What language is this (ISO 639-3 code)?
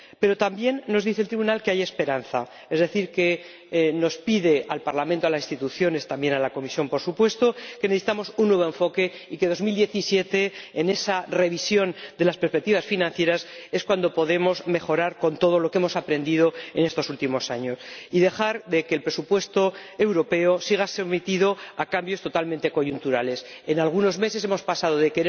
spa